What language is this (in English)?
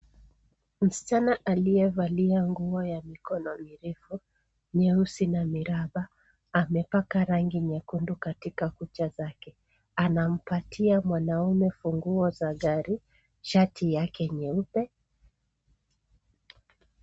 Swahili